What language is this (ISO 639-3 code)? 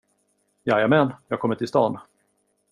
swe